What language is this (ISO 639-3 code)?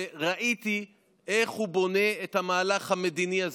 heb